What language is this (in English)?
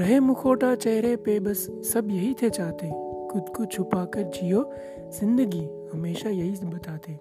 Hindi